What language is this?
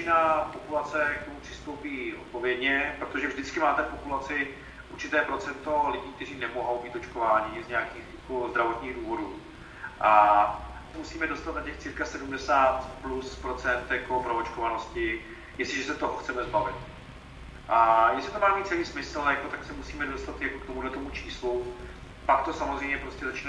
Czech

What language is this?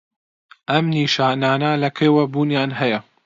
Central Kurdish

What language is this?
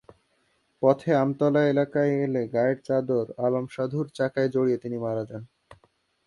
Bangla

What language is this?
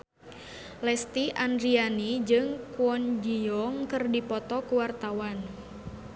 Sundanese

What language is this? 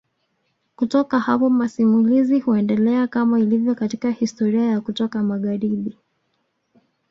Swahili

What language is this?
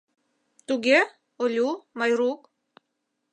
Mari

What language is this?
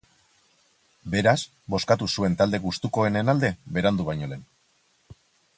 Basque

